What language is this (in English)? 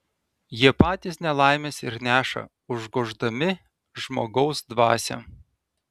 Lithuanian